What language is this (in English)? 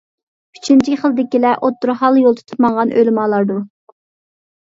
Uyghur